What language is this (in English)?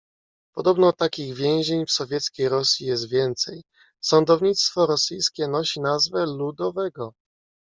Polish